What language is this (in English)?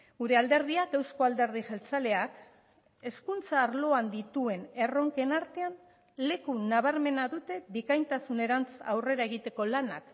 Basque